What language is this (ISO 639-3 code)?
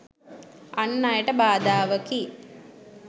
sin